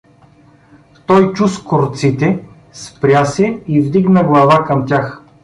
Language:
Bulgarian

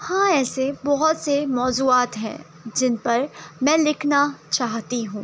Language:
Urdu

